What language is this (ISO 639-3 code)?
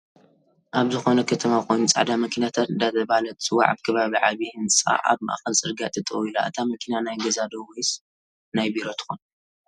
tir